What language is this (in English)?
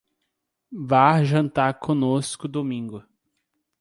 Portuguese